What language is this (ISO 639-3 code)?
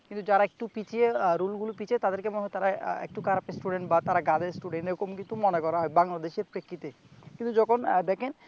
ben